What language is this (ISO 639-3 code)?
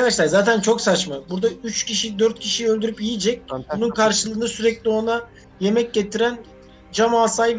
tur